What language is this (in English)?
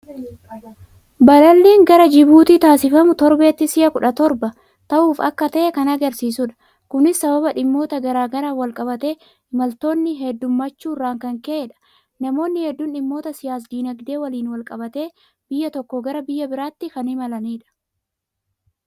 Oromo